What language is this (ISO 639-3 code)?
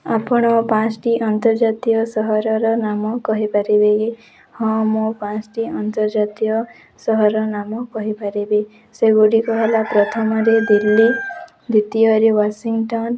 ori